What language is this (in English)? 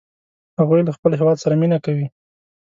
Pashto